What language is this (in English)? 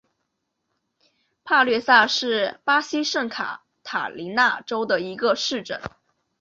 Chinese